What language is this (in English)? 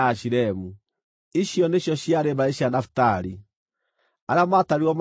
Kikuyu